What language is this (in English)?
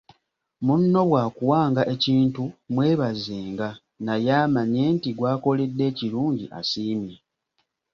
Ganda